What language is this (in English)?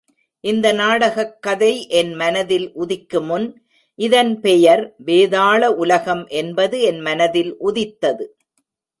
Tamil